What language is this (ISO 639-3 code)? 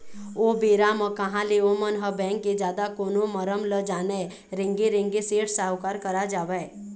hne